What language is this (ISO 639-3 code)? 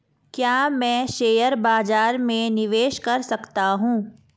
hin